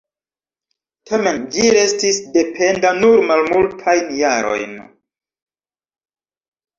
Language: Esperanto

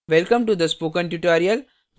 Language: Hindi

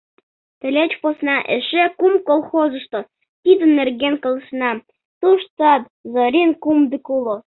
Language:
Mari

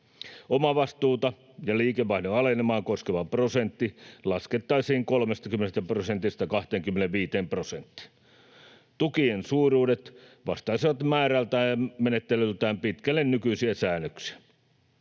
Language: Finnish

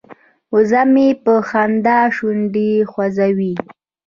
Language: Pashto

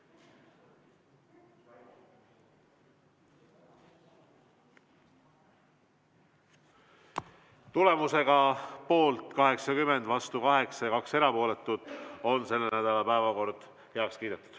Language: Estonian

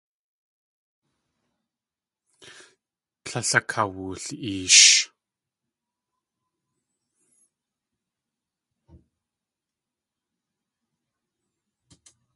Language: Tlingit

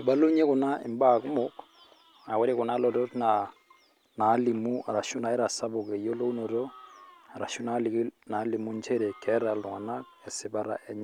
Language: Masai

